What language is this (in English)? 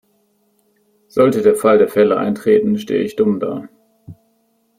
German